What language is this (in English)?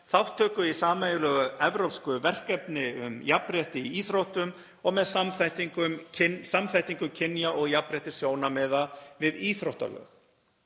Icelandic